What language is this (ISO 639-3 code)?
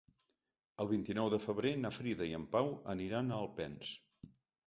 cat